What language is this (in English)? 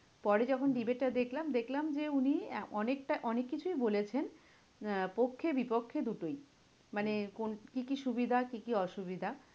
Bangla